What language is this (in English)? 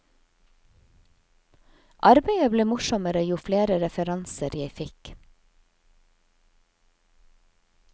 Norwegian